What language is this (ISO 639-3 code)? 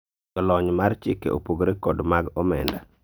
luo